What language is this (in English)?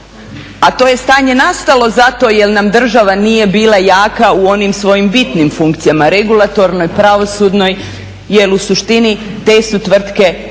Croatian